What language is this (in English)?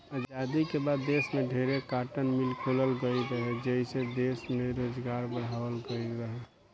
Bhojpuri